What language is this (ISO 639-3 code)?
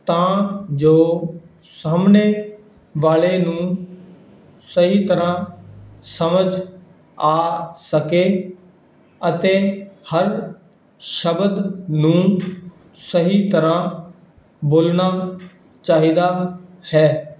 pan